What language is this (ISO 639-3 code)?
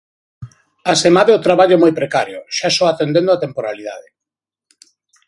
glg